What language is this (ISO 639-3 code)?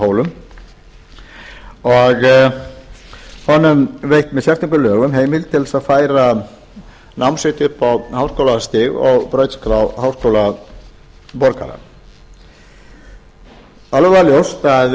isl